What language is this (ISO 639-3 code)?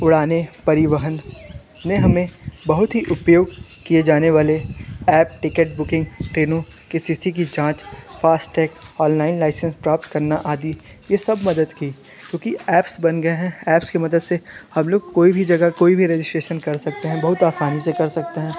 hin